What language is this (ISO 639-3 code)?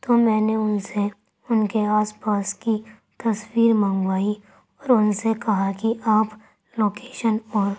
urd